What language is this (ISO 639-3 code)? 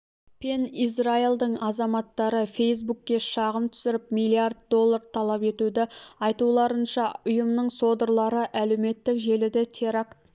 kaz